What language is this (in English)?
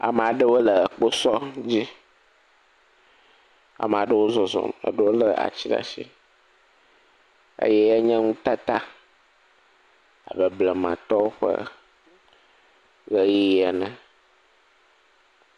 Ewe